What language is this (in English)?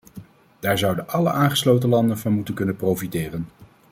Dutch